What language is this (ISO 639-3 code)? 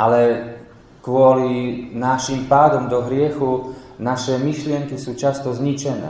slk